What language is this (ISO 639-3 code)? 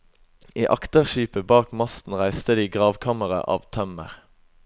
nor